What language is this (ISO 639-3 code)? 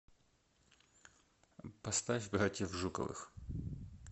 rus